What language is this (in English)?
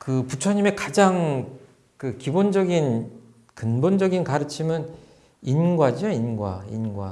Korean